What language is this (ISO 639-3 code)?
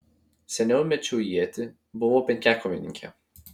lit